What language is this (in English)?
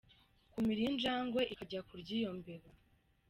Kinyarwanda